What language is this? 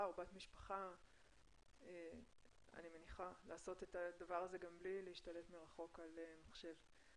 Hebrew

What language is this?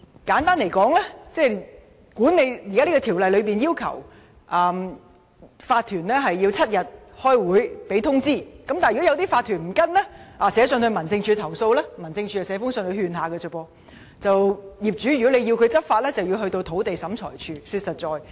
Cantonese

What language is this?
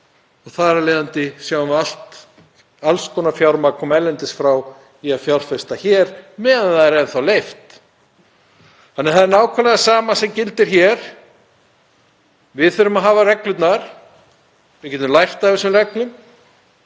Icelandic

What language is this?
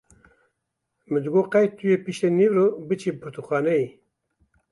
Kurdish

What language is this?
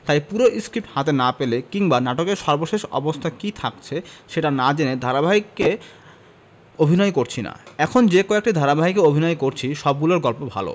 Bangla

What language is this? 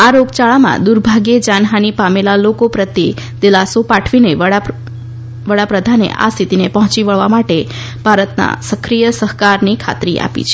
Gujarati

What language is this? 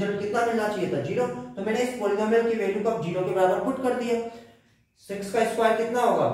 Hindi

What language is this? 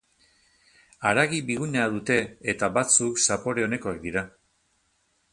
Basque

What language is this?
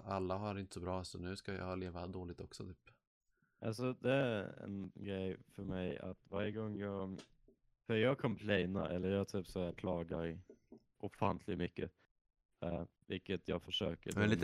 Swedish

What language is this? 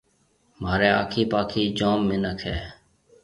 Marwari (Pakistan)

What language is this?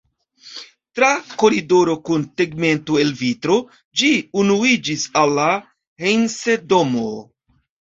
Esperanto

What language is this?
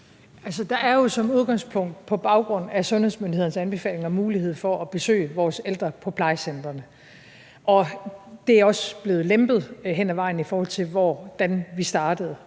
Danish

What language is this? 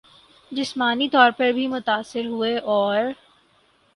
Urdu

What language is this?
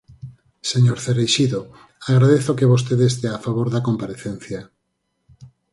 Galician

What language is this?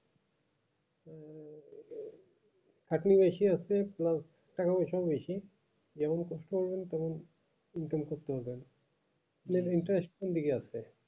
Bangla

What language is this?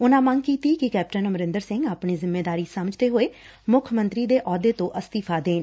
Punjabi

